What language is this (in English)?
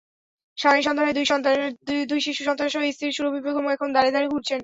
Bangla